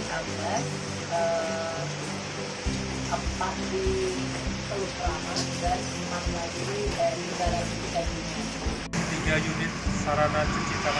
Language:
Indonesian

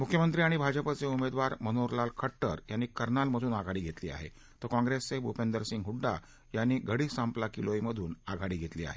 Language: Marathi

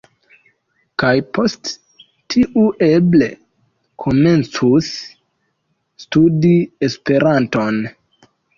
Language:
Esperanto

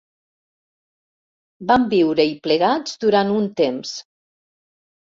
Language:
Catalan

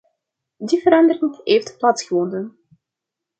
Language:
Dutch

